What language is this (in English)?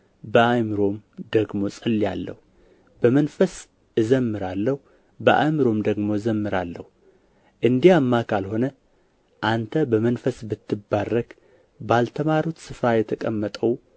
Amharic